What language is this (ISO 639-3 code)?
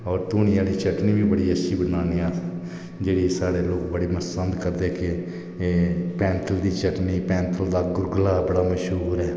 doi